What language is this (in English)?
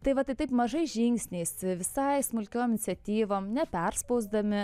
Lithuanian